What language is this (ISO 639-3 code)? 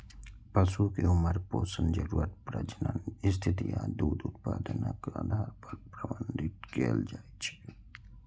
mai